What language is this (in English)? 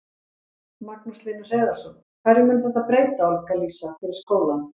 Icelandic